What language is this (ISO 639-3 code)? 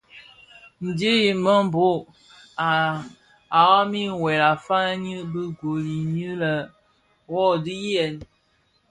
ksf